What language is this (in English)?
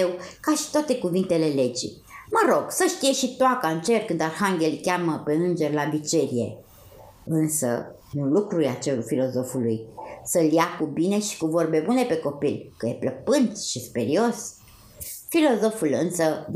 Romanian